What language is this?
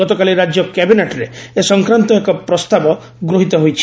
Odia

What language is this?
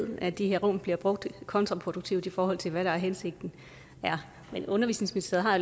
Danish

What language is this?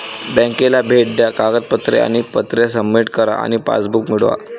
Marathi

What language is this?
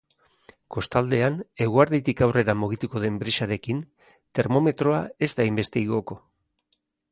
Basque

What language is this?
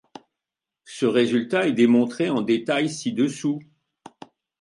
French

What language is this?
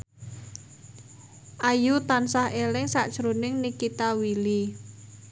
Javanese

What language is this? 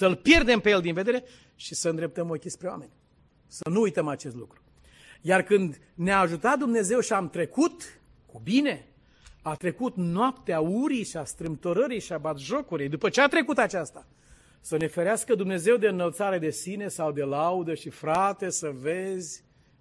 Romanian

